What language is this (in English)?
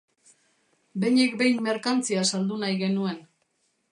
Basque